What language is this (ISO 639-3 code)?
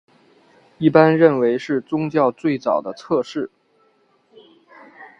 zho